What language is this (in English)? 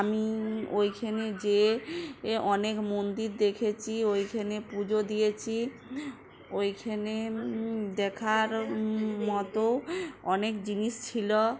Bangla